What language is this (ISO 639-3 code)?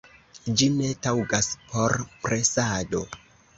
epo